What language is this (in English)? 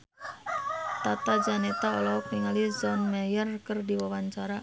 Sundanese